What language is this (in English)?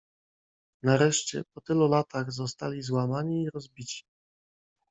Polish